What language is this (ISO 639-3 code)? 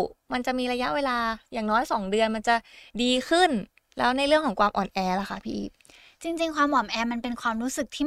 tha